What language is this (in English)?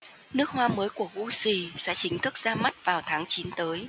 Vietnamese